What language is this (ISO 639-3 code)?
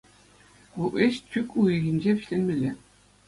chv